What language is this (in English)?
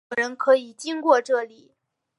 Chinese